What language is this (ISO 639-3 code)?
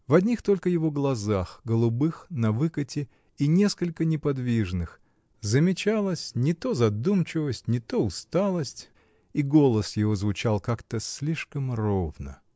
rus